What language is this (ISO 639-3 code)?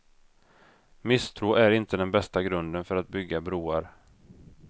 swe